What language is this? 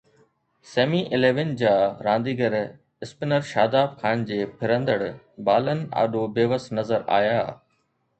Sindhi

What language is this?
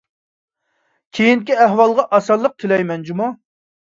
Uyghur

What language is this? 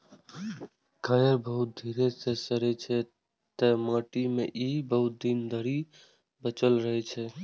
Maithili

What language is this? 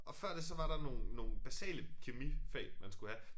Danish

